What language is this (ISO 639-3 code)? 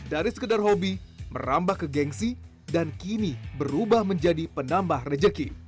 ind